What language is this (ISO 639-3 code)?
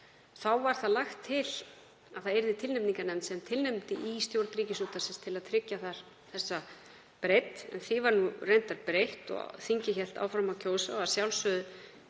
isl